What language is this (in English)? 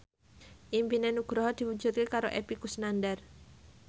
Javanese